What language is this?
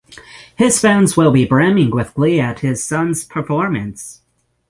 English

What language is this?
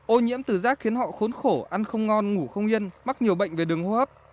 Vietnamese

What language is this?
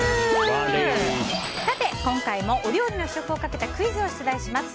Japanese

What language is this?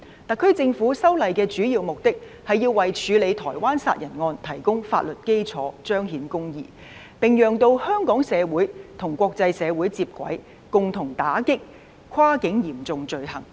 Cantonese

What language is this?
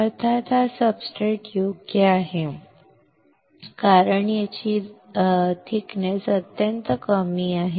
Marathi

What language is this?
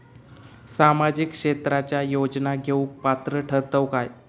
Marathi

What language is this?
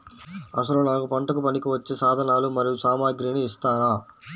Telugu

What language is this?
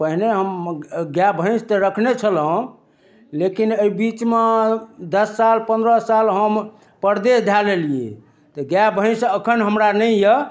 Maithili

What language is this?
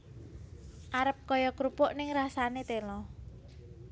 Javanese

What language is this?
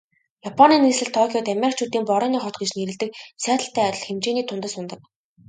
Mongolian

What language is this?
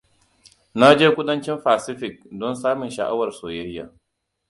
Hausa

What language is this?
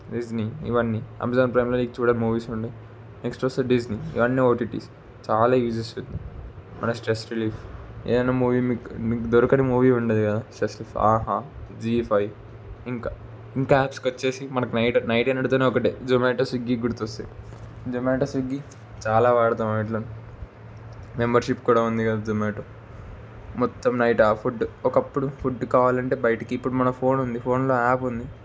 Telugu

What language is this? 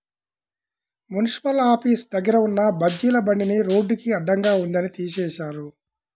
Telugu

